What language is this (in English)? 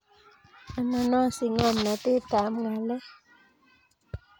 Kalenjin